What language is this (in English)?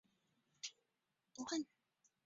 Chinese